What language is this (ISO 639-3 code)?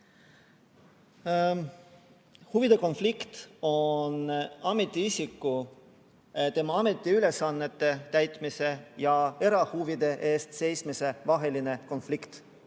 est